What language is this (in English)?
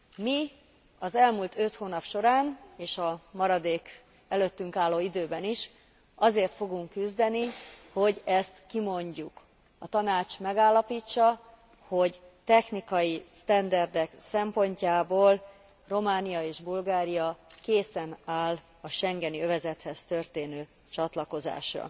Hungarian